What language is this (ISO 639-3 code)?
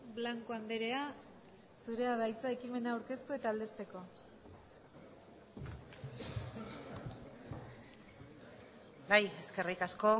eus